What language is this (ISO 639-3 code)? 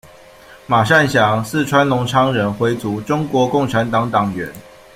zho